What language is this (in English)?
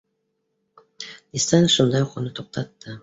Bashkir